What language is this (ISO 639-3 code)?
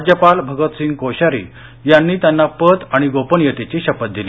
mar